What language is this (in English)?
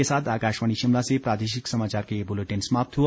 Hindi